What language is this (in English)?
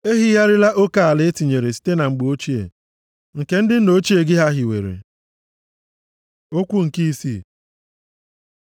Igbo